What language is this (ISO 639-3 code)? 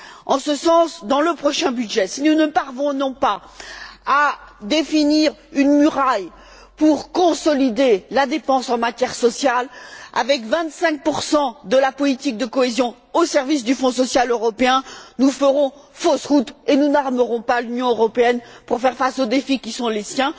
fra